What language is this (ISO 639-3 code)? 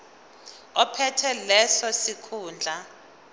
zul